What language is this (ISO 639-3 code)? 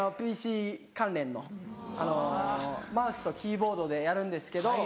jpn